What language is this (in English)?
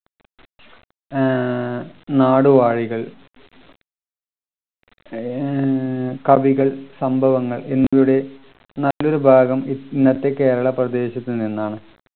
Malayalam